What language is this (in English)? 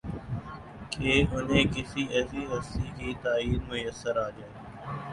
Urdu